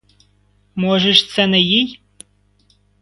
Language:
Ukrainian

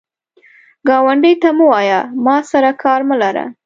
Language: Pashto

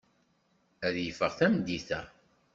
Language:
Kabyle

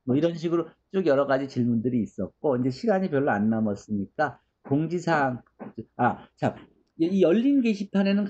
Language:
Korean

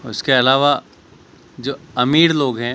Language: Urdu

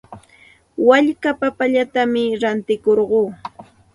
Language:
Santa Ana de Tusi Pasco Quechua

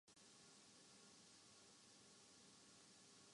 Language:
Urdu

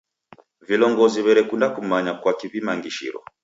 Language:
Taita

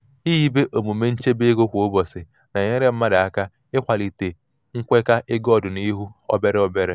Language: Igbo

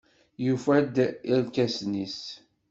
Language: Kabyle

